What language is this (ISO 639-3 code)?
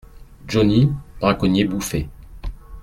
fra